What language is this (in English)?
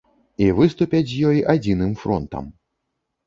Belarusian